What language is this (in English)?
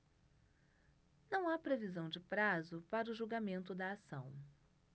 Portuguese